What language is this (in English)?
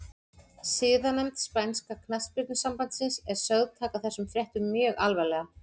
Icelandic